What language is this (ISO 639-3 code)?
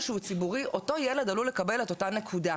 heb